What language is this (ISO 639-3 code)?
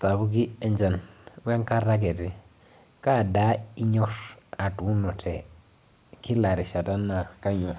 mas